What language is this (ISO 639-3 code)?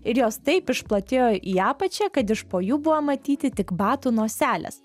lit